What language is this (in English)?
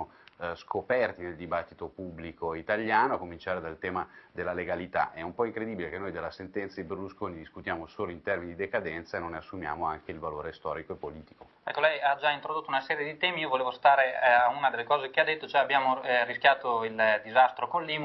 Italian